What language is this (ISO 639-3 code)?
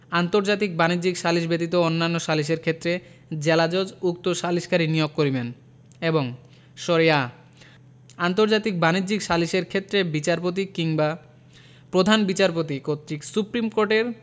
ben